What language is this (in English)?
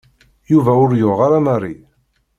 Kabyle